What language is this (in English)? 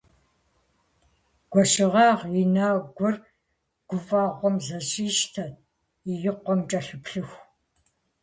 Kabardian